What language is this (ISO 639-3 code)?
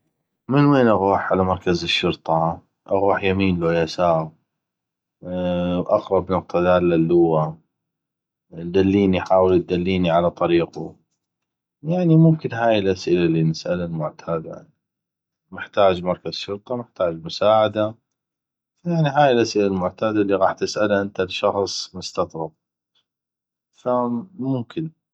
ayp